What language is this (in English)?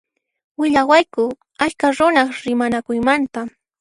Puno Quechua